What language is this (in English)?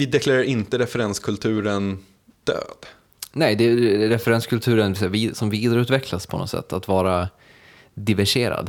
Swedish